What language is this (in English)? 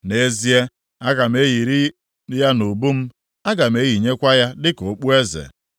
Igbo